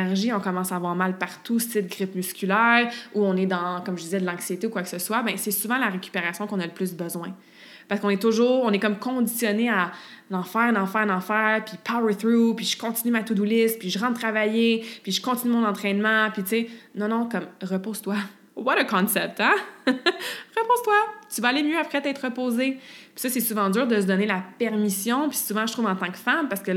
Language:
French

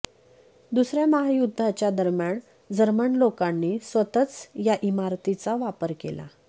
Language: Marathi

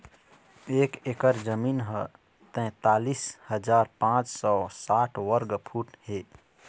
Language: Chhattisgarhi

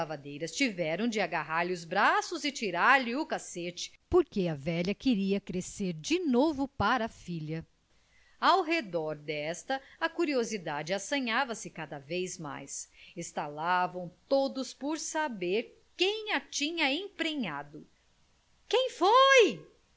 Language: Portuguese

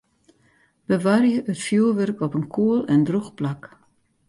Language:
Western Frisian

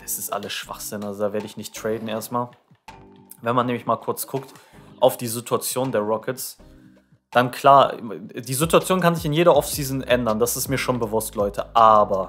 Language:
German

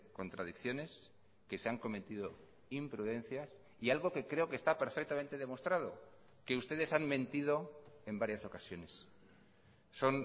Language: Spanish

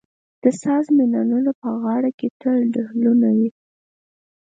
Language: Pashto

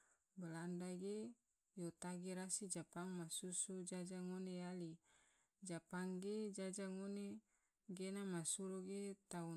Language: Tidore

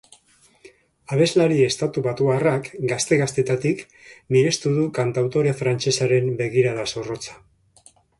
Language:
Basque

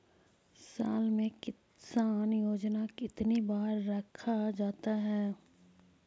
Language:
Magahi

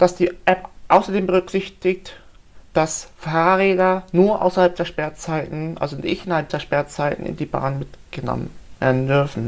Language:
German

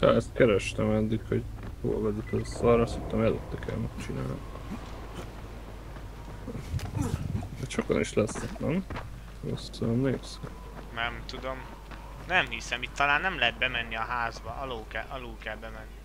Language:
Hungarian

